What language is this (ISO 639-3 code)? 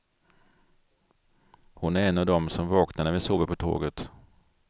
swe